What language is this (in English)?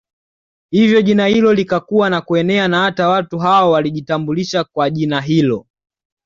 Swahili